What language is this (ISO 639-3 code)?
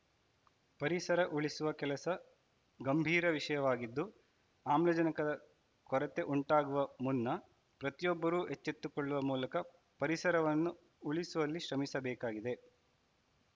kan